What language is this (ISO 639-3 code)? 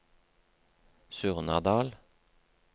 nor